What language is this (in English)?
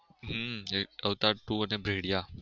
Gujarati